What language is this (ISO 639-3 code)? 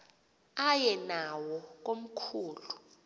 xho